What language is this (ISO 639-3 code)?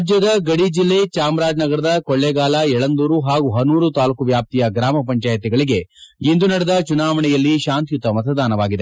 kan